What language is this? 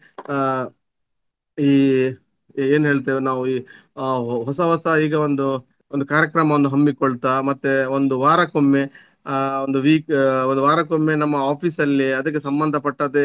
Kannada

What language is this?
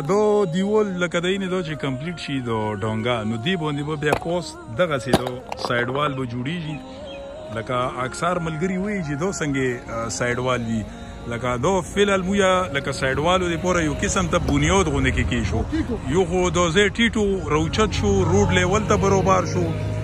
Romanian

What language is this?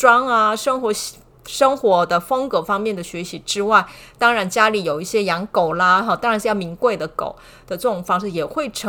Chinese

